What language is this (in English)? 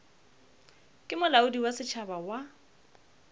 Northern Sotho